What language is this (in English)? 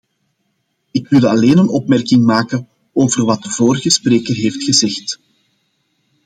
Dutch